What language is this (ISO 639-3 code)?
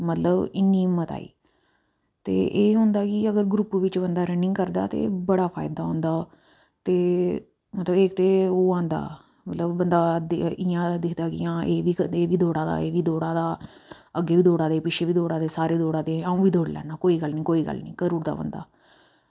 doi